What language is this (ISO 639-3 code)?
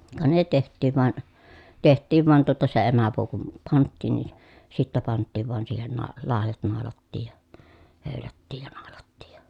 fin